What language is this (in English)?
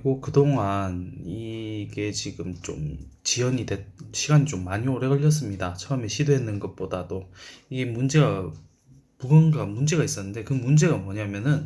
Korean